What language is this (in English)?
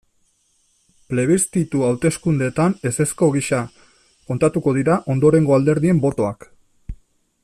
Basque